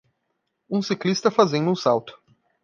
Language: Portuguese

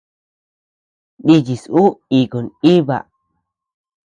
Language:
Tepeuxila Cuicatec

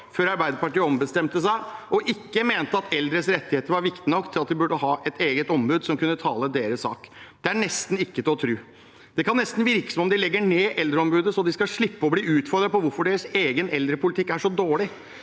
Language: Norwegian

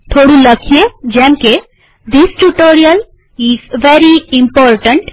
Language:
Gujarati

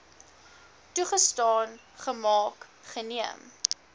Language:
Afrikaans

